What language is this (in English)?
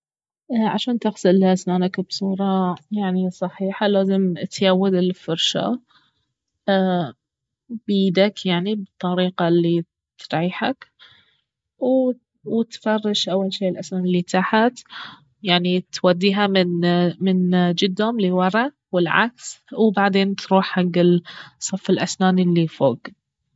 Baharna Arabic